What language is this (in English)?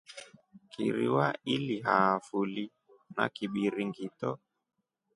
Rombo